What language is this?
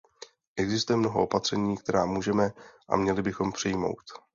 Czech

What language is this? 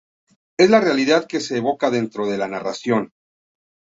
Spanish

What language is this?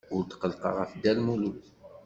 Kabyle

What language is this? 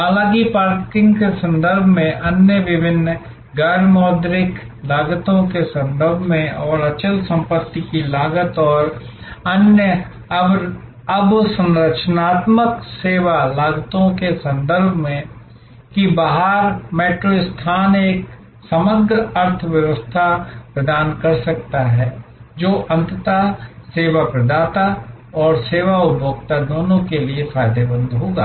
Hindi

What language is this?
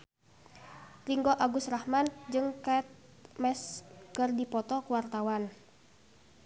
Sundanese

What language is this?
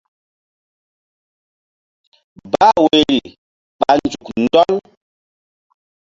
Mbum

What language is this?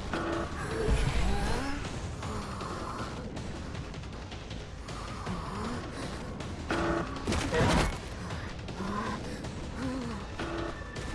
Chinese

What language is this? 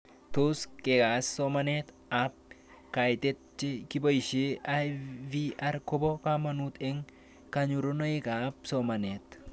Kalenjin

